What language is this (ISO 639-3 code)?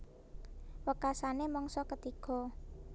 jav